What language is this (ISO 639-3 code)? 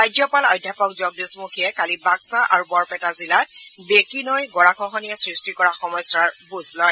asm